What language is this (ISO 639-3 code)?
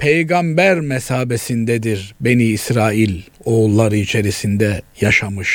tur